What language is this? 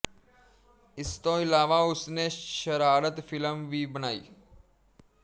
Punjabi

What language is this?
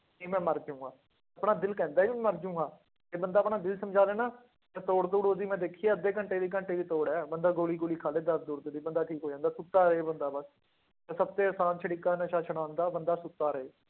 Punjabi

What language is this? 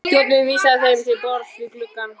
Icelandic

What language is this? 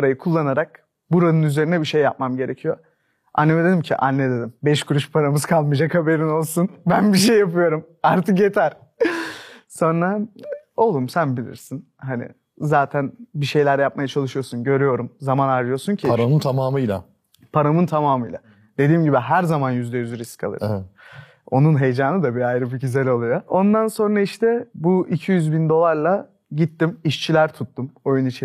Turkish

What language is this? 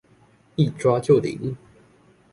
Chinese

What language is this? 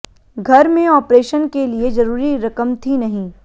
Hindi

